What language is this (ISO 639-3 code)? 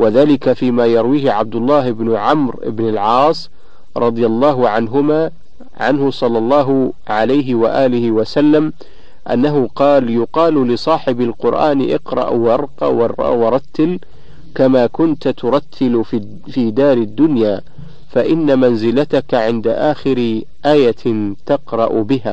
ara